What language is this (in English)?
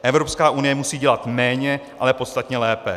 Czech